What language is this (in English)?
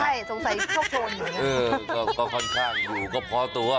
Thai